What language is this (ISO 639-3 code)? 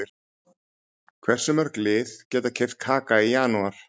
isl